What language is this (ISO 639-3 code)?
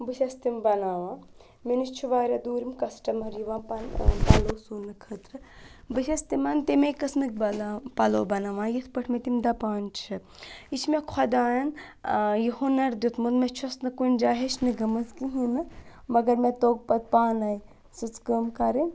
kas